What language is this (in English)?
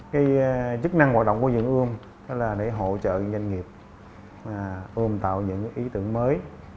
Vietnamese